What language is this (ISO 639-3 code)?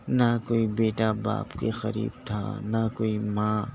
urd